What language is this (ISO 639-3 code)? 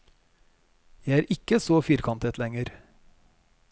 nor